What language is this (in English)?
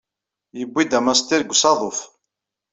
Kabyle